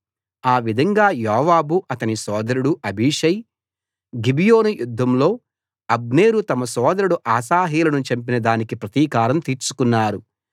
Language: Telugu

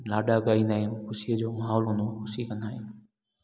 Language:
Sindhi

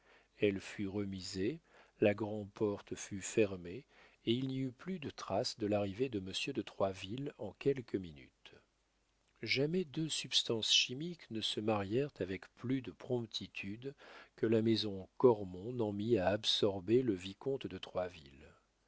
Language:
French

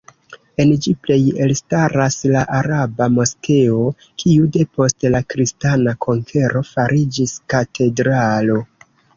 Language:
Esperanto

